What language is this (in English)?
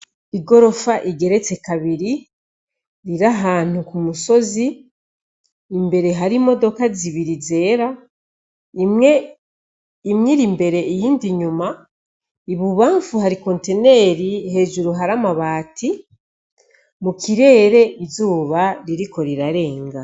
Rundi